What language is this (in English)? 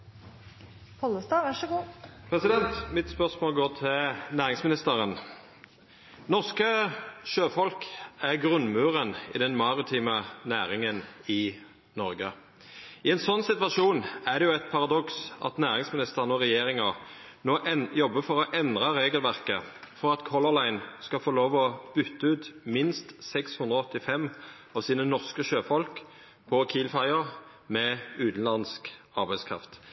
Norwegian